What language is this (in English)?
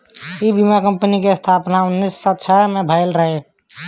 Bhojpuri